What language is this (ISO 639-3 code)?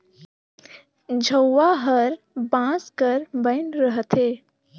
hne